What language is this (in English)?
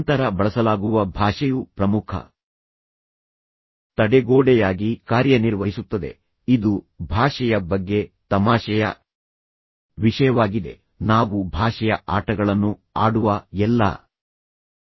Kannada